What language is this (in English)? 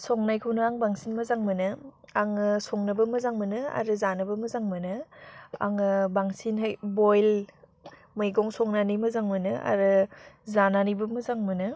Bodo